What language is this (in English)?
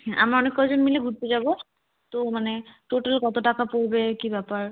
Bangla